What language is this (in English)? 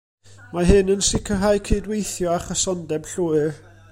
Welsh